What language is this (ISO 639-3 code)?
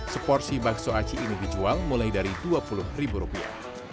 ind